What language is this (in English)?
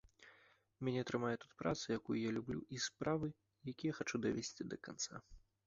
Belarusian